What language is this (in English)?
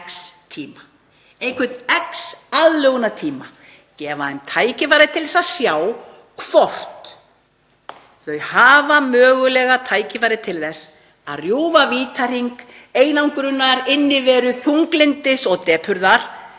Icelandic